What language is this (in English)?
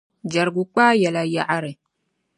Dagbani